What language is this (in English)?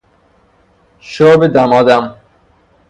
Persian